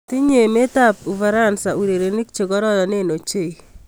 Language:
Kalenjin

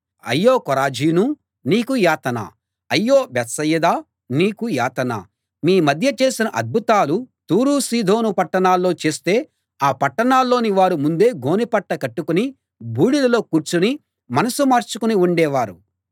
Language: Telugu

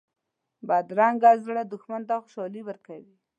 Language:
Pashto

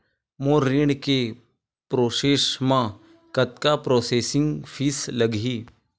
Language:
Chhattisgarhi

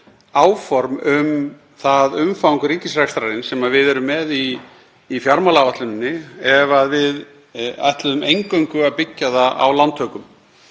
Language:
Icelandic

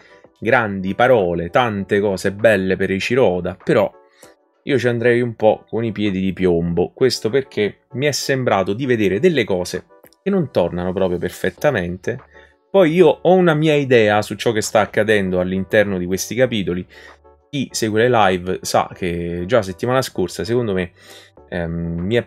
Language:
Italian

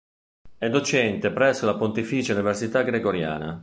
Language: Italian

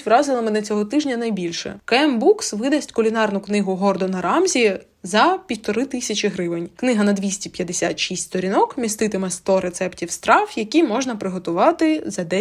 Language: Ukrainian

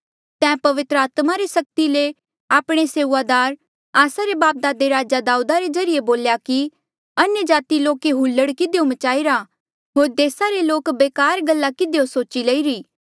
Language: Mandeali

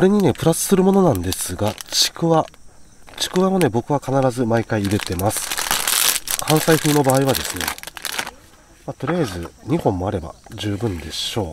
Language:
Japanese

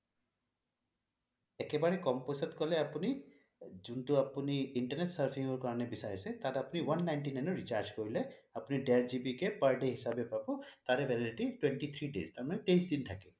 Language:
Assamese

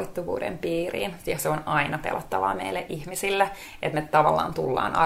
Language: Finnish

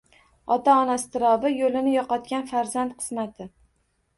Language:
Uzbek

